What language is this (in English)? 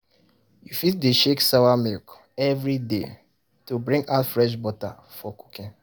Nigerian Pidgin